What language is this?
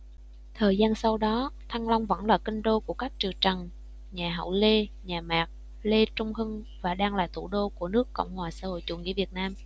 Vietnamese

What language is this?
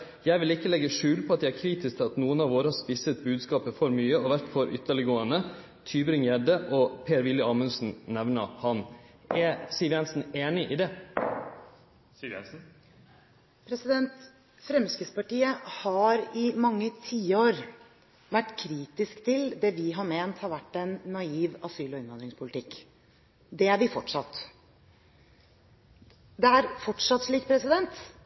Norwegian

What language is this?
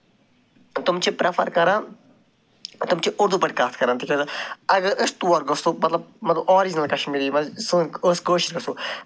Kashmiri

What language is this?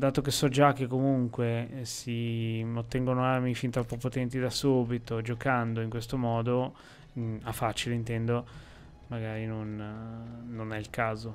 Italian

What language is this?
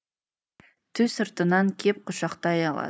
Kazakh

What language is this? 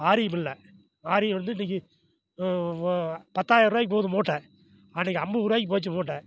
Tamil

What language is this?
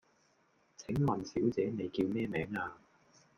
Cantonese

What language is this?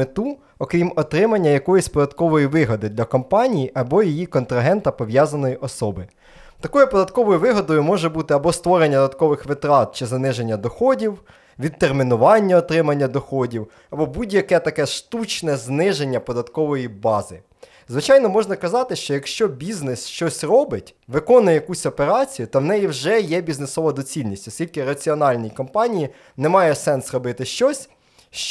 Ukrainian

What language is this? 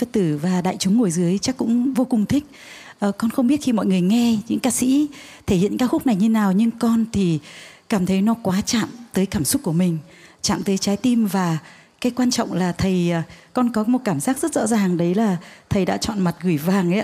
Vietnamese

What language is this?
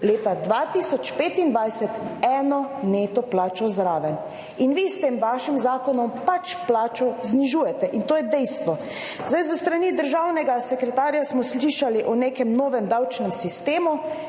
Slovenian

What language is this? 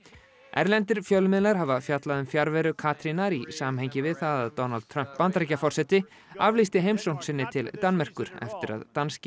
Icelandic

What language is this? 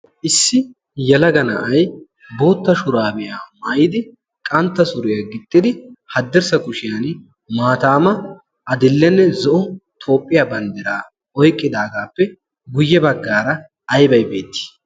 Wolaytta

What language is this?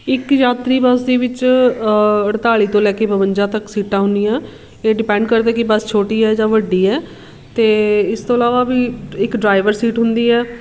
Punjabi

